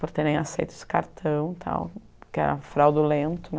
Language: Portuguese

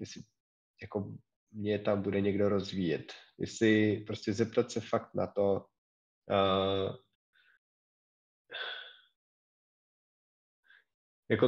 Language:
Czech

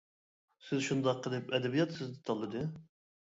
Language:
Uyghur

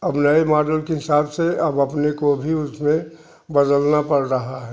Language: Hindi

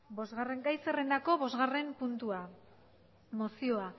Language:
Basque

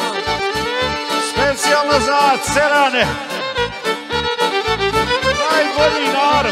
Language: Romanian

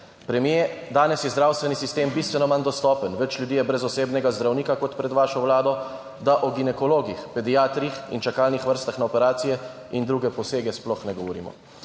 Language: Slovenian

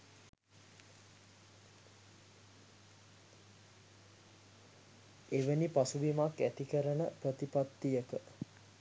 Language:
Sinhala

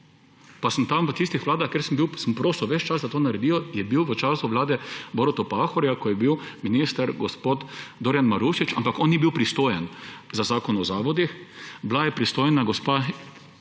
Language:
Slovenian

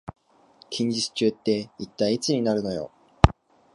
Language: Japanese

